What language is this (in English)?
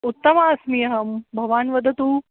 Sanskrit